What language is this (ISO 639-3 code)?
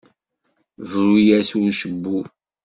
kab